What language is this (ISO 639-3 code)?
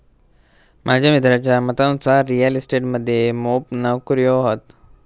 mar